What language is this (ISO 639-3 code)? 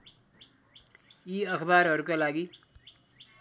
nep